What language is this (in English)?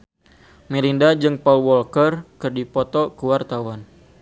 Sundanese